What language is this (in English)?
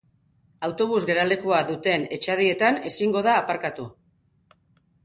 Basque